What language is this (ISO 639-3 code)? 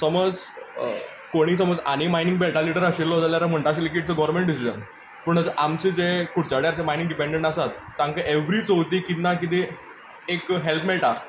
kok